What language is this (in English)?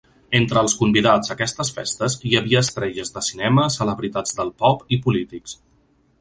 Catalan